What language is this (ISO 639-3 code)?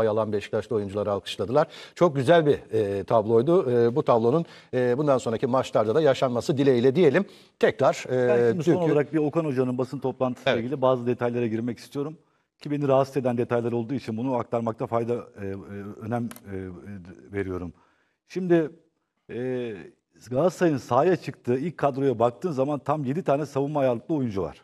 tur